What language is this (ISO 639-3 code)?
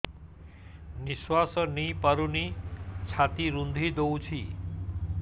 ori